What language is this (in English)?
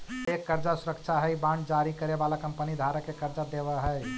Magahi